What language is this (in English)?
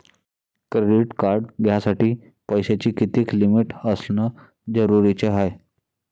Marathi